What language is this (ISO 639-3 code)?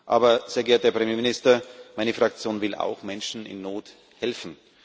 deu